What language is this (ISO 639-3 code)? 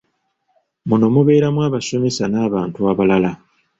lug